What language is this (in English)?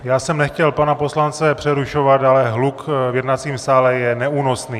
Czech